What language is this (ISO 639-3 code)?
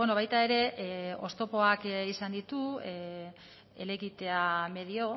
eus